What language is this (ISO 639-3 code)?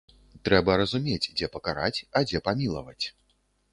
bel